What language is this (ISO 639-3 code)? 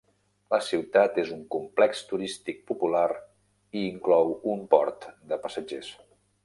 cat